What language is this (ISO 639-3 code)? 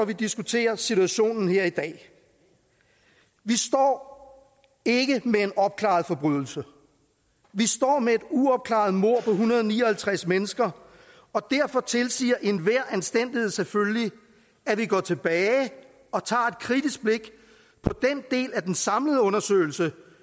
dan